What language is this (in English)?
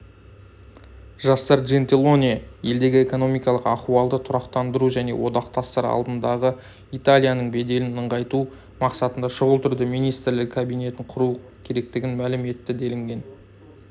Kazakh